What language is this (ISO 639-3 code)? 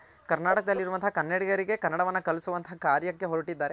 kan